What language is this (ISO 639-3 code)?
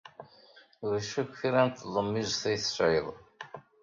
kab